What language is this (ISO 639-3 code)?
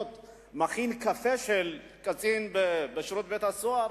heb